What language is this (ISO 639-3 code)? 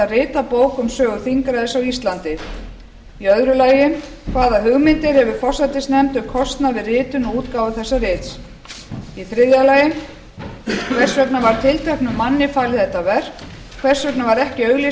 isl